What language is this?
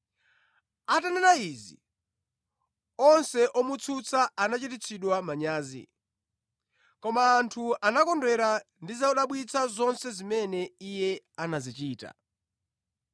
Nyanja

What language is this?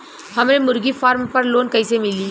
Bhojpuri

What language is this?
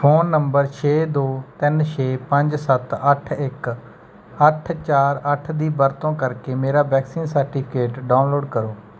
Punjabi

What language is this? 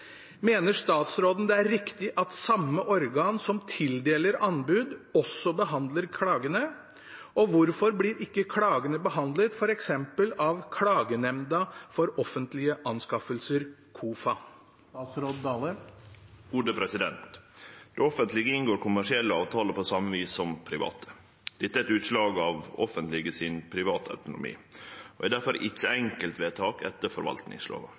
Norwegian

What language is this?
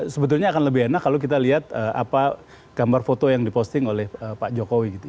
Indonesian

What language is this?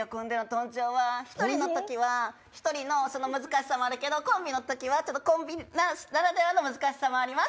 Japanese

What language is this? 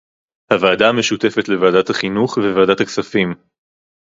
Hebrew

